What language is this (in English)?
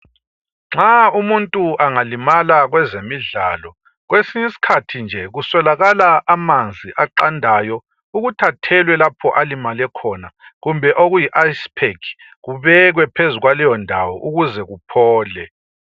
North Ndebele